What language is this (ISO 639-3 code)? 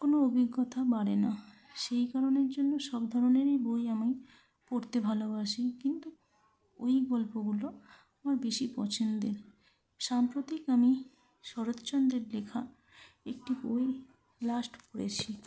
ben